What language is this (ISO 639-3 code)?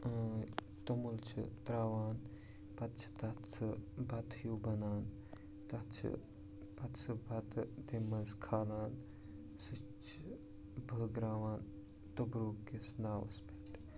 kas